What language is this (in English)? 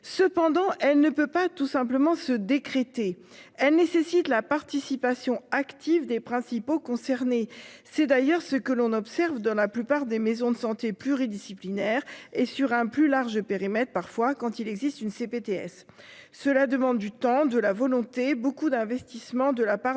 French